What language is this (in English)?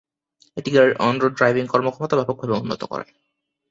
Bangla